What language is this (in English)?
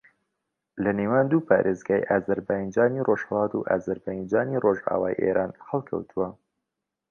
Central Kurdish